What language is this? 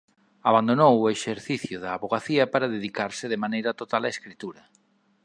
Galician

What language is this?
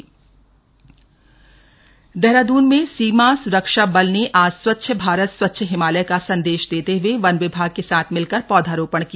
Hindi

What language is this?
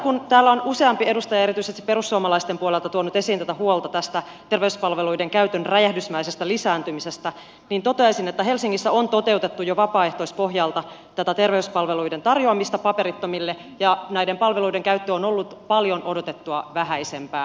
Finnish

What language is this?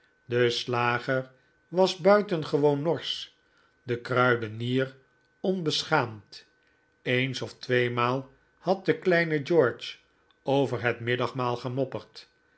Dutch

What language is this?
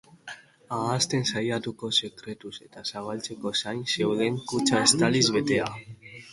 Basque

